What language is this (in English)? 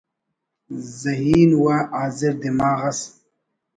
Brahui